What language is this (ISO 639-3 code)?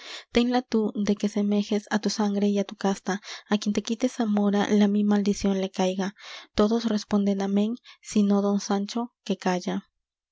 spa